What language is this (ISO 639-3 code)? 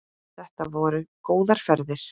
isl